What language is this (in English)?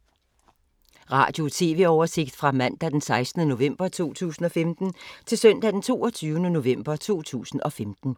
Danish